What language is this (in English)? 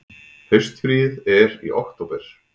Icelandic